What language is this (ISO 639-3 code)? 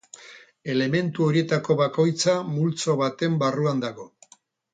eus